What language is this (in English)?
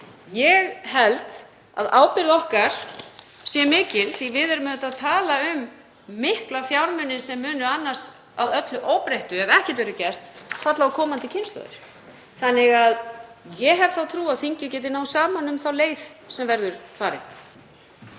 Icelandic